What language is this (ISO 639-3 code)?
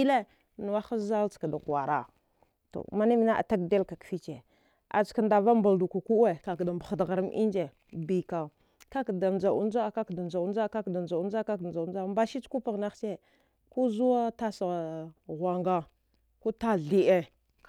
dgh